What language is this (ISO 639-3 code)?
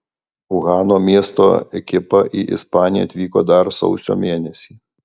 lit